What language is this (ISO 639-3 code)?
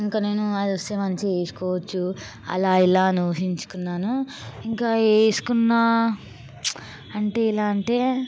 tel